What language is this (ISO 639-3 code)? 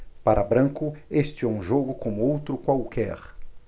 por